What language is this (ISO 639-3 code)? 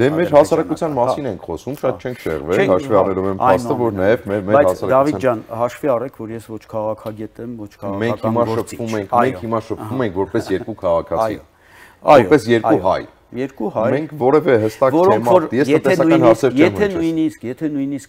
ron